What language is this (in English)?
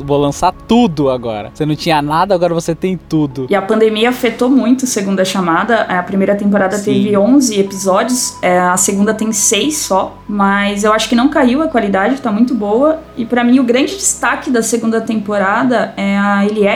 Portuguese